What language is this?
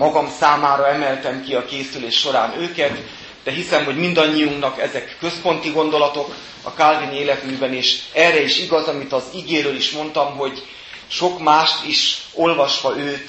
Hungarian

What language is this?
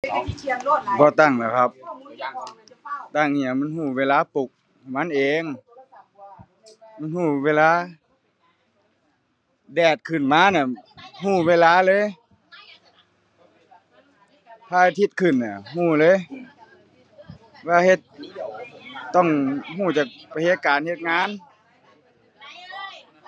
Thai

